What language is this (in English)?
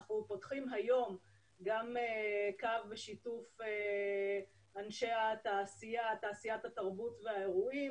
Hebrew